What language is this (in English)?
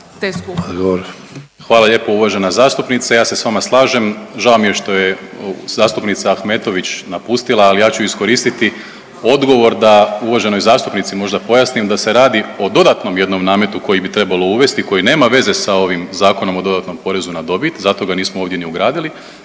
Croatian